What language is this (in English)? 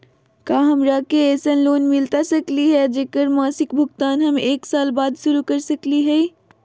Magahi